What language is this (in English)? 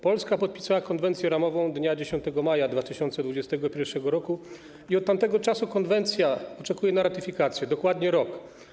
Polish